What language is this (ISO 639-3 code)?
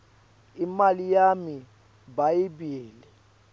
ssw